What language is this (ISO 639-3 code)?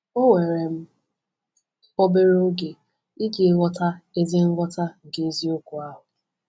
ibo